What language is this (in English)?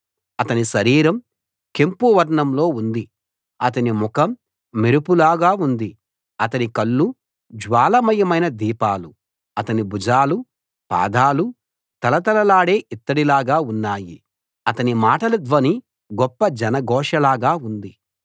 Telugu